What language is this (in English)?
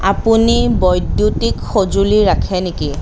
Assamese